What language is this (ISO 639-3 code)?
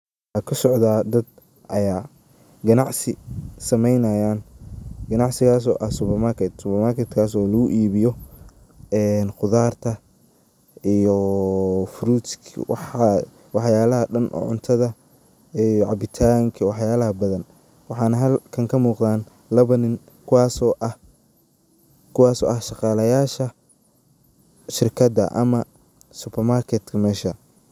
som